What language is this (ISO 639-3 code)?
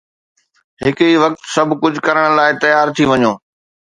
snd